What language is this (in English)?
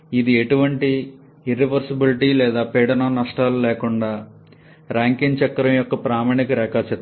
Telugu